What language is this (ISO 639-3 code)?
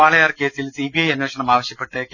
mal